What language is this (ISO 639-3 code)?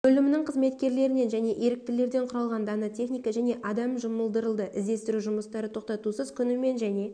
kaz